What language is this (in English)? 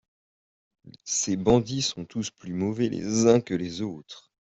French